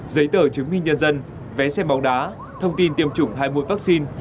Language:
Vietnamese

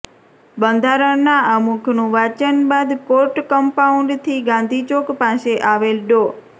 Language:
Gujarati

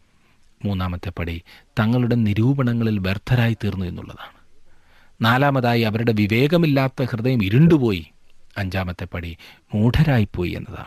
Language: Malayalam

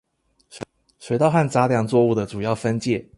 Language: Chinese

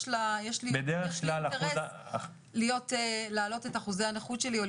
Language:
Hebrew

